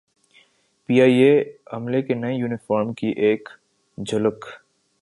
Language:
Urdu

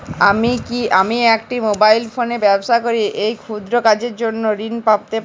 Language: Bangla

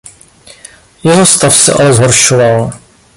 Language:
Czech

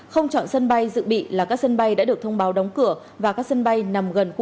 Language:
Vietnamese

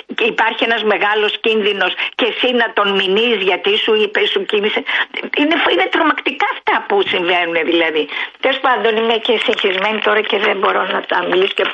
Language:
Greek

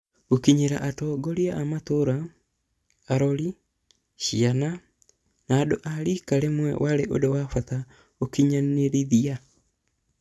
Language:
Kikuyu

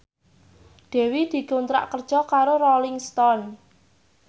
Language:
Javanese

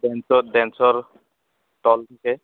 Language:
Assamese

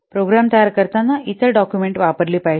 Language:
Marathi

